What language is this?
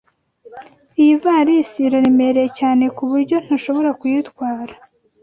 Kinyarwanda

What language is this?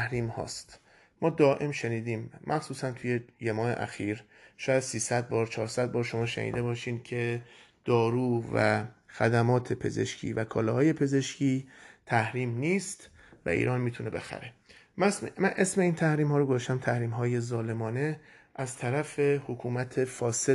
Persian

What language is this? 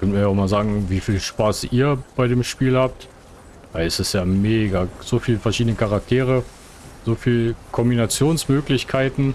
German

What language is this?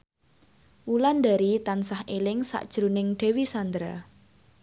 Javanese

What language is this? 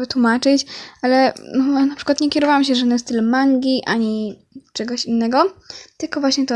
Polish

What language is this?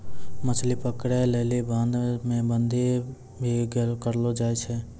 Maithili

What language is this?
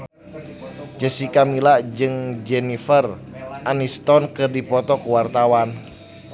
Sundanese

